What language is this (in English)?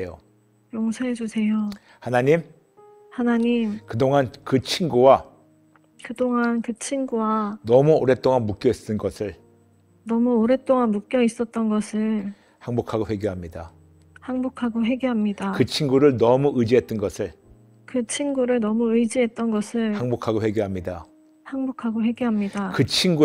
Korean